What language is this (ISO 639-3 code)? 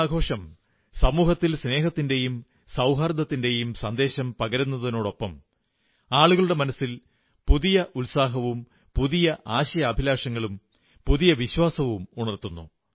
mal